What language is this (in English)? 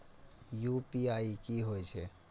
Maithili